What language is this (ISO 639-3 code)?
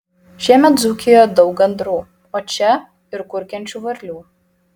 lit